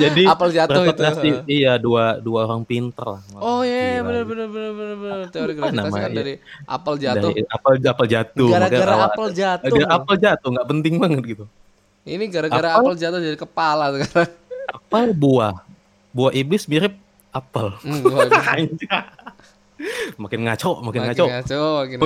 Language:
Indonesian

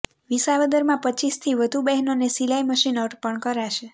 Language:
Gujarati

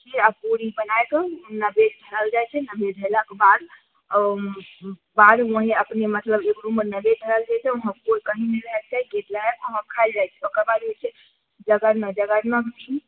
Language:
Maithili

